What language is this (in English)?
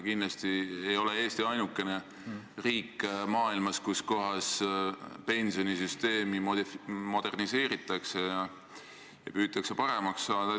Estonian